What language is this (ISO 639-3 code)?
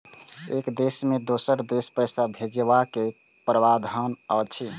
mai